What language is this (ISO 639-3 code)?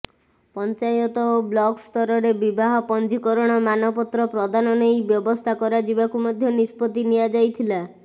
ori